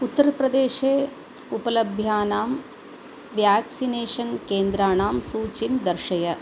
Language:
Sanskrit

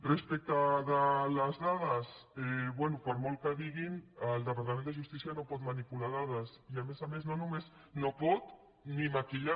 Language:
Catalan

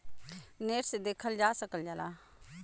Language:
Bhojpuri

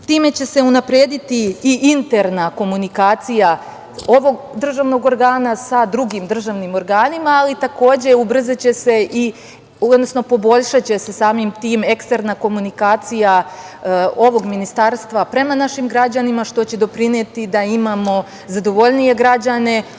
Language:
Serbian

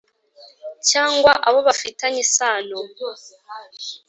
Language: Kinyarwanda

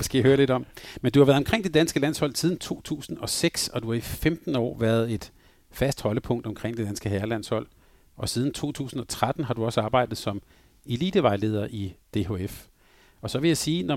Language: Danish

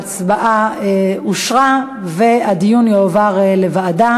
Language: Hebrew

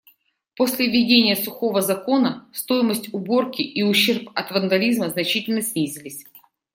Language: Russian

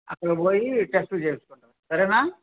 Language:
Telugu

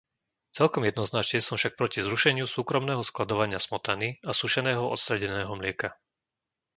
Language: Slovak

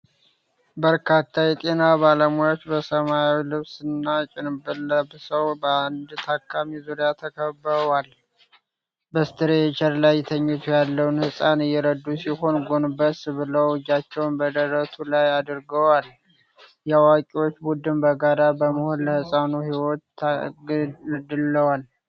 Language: Amharic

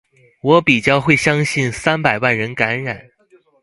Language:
Chinese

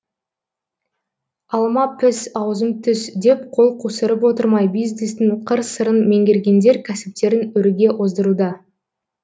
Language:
Kazakh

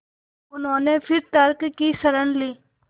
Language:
Hindi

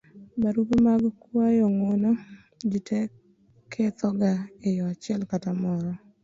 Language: Luo (Kenya and Tanzania)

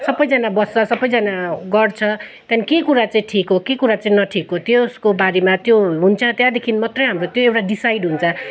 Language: Nepali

